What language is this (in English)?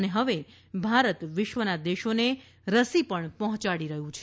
Gujarati